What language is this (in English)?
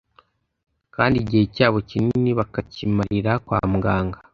Kinyarwanda